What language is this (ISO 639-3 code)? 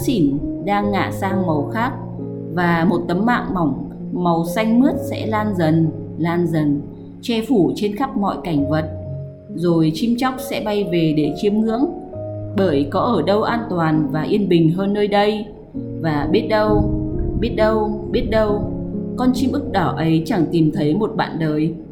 vie